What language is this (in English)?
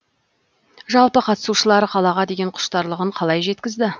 Kazakh